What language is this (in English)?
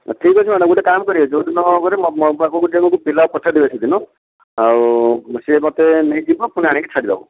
Odia